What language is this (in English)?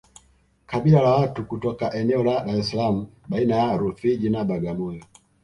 Swahili